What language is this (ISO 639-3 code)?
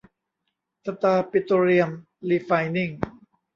tha